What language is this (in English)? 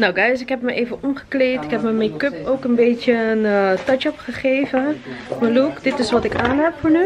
Dutch